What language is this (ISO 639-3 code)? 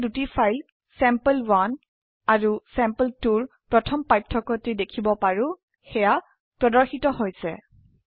asm